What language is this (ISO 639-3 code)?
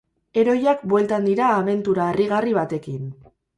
eus